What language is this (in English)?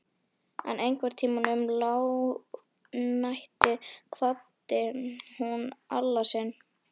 Icelandic